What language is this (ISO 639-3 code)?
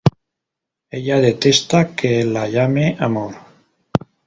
spa